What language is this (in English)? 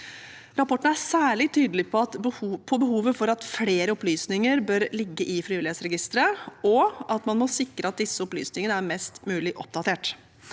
Norwegian